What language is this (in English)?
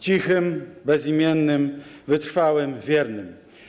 Polish